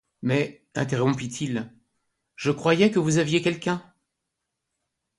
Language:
French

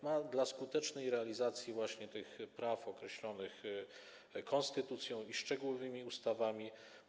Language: Polish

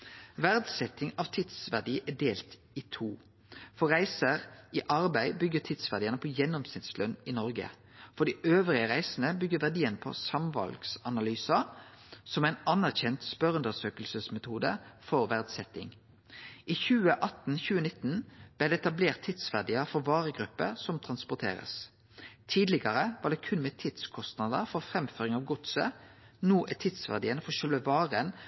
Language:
Norwegian Nynorsk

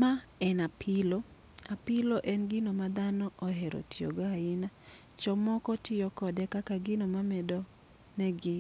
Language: Luo (Kenya and Tanzania)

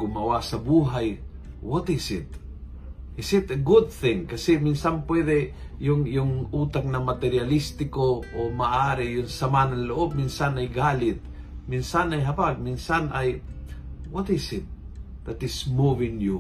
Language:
Filipino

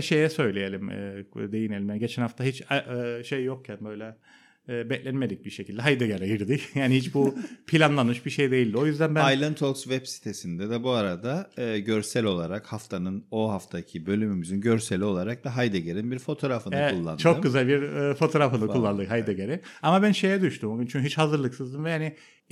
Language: Turkish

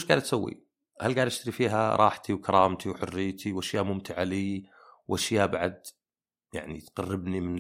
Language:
Arabic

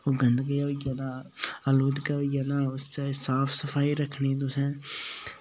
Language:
Dogri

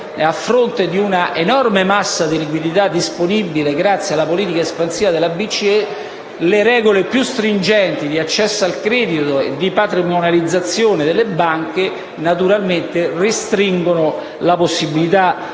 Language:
Italian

